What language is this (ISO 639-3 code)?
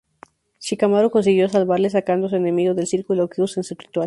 spa